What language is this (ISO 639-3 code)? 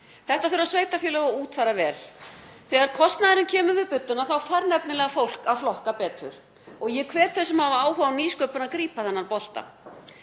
isl